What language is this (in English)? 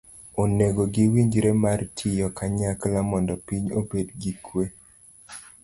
Luo (Kenya and Tanzania)